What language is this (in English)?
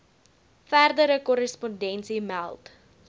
Afrikaans